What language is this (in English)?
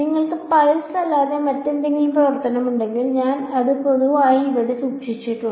Malayalam